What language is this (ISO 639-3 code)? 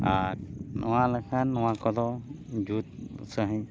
sat